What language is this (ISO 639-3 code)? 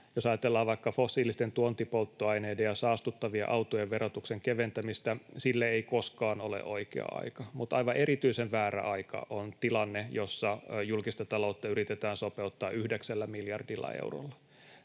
fin